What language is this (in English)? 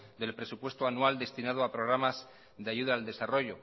Spanish